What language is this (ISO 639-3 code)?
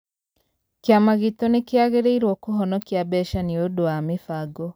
kik